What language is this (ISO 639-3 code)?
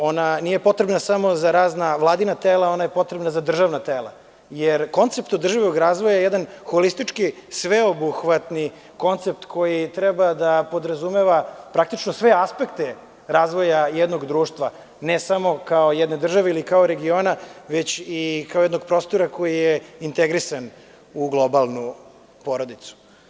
srp